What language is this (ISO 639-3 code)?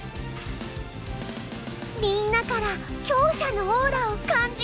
jpn